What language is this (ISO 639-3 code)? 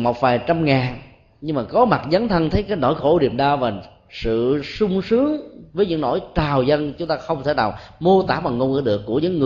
vie